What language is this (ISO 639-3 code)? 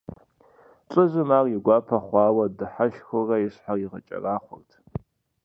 kbd